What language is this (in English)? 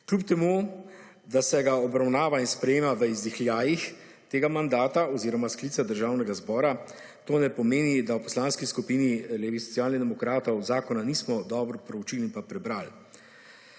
Slovenian